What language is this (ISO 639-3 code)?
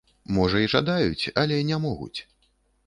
bel